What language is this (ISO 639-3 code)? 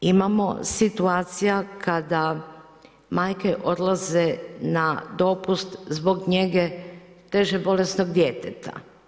hrv